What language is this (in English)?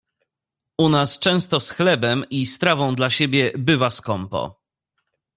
Polish